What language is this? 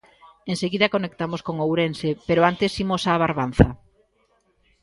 Galician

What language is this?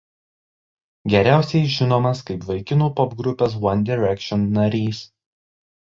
Lithuanian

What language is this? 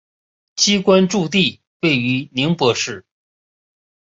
Chinese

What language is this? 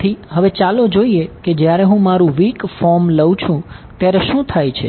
Gujarati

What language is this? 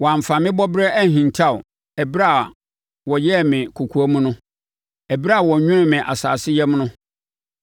Akan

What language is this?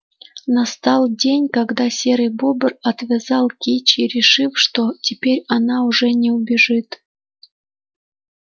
Russian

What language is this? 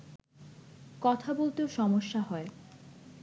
Bangla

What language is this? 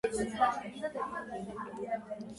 Georgian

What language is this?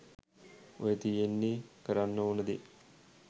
Sinhala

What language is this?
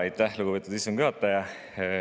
Estonian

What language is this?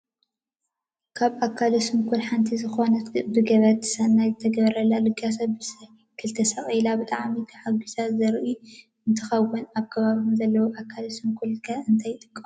Tigrinya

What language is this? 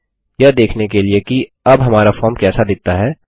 Hindi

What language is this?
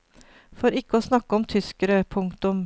Norwegian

